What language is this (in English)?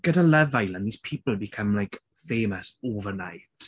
Welsh